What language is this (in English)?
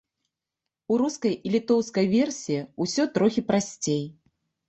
Belarusian